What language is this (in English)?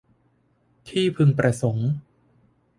Thai